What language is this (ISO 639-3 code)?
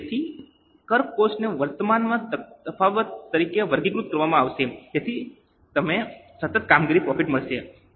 guj